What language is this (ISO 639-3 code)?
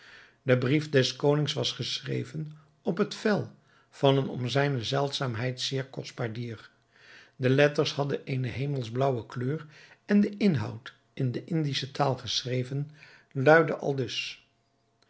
nld